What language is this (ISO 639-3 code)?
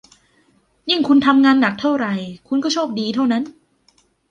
tha